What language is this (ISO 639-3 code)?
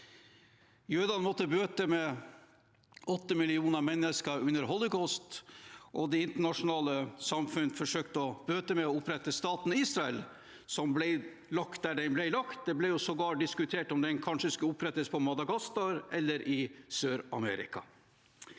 nor